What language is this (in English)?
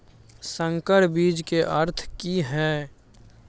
Maithili